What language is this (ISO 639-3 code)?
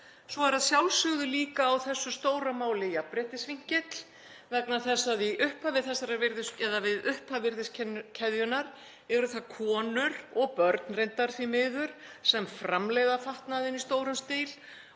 isl